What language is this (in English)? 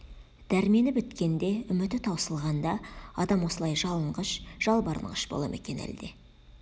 Kazakh